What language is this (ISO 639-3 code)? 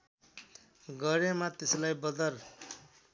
nep